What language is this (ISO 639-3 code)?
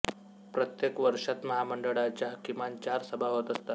mar